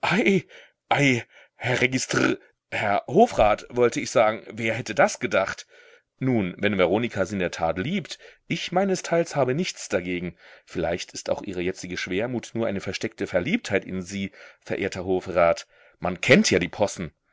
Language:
German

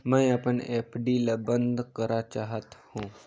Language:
Chhattisgarhi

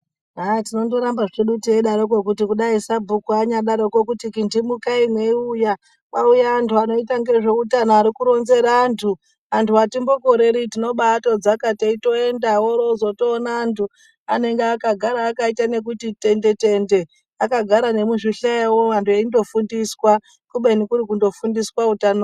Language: Ndau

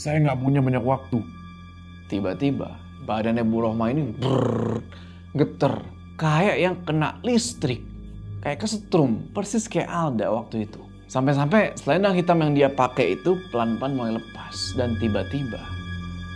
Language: Indonesian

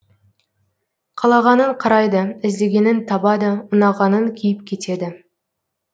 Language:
Kazakh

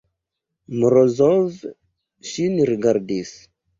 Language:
Esperanto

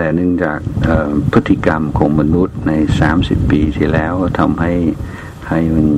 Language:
Thai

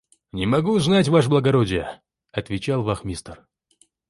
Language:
Russian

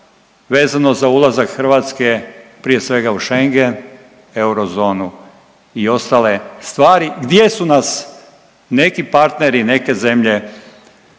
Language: Croatian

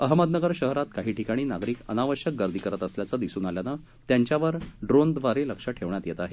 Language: Marathi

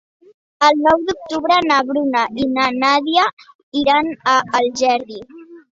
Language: Catalan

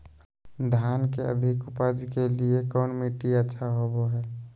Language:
Magahi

